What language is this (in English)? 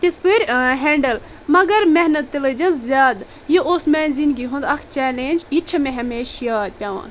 Kashmiri